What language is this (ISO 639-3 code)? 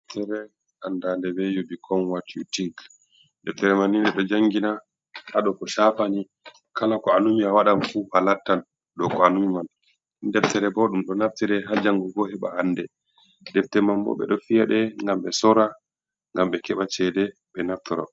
ful